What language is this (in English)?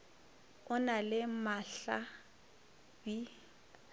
Northern Sotho